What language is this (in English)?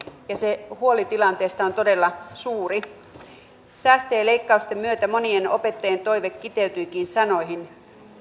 Finnish